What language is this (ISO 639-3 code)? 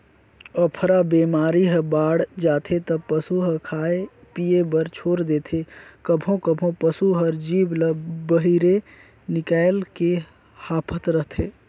hne